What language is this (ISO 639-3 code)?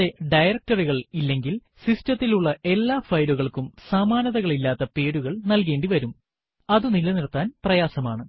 mal